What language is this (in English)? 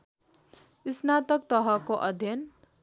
Nepali